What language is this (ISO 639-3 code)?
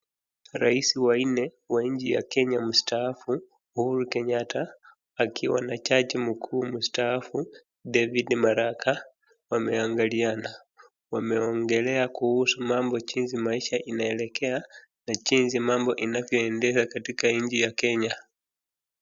swa